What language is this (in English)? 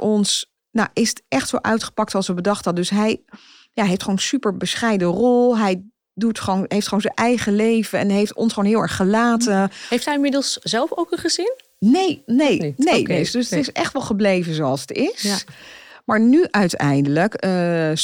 Dutch